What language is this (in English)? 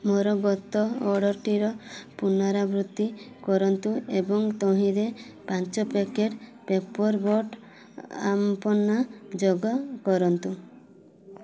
Odia